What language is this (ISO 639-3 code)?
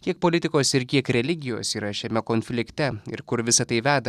lit